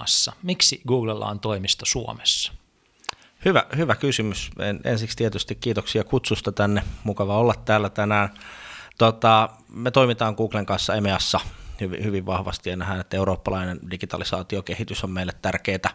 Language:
Finnish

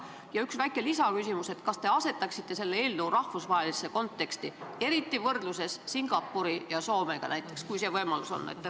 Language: Estonian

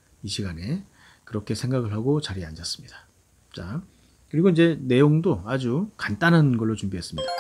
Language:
Korean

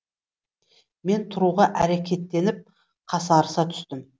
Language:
Kazakh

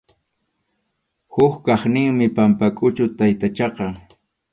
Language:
Arequipa-La Unión Quechua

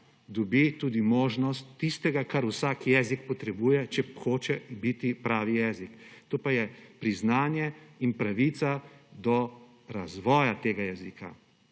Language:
Slovenian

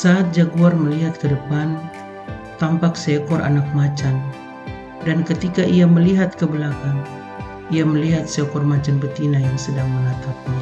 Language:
Indonesian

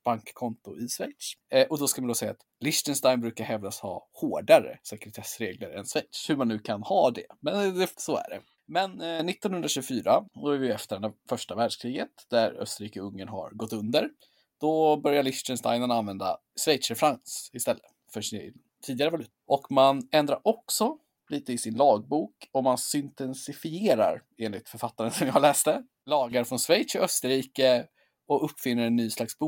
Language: Swedish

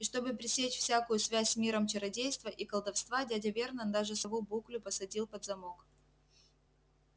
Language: Russian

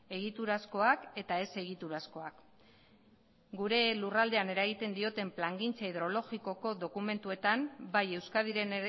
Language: Basque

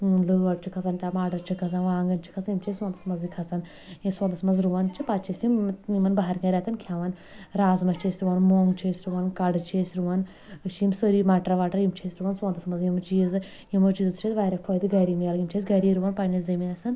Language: Kashmiri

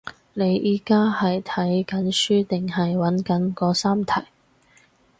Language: Cantonese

